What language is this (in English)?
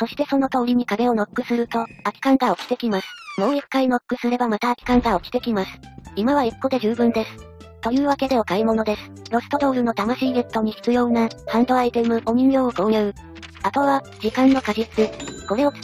Japanese